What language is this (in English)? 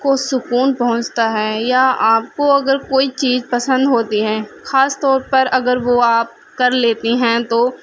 Urdu